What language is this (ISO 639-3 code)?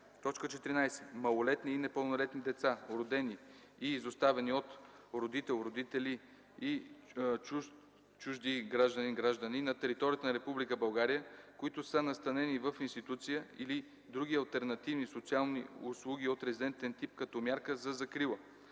bul